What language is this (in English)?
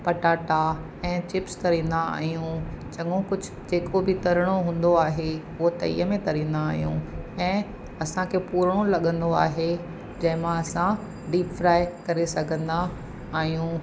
Sindhi